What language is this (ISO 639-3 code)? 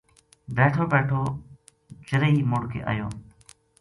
gju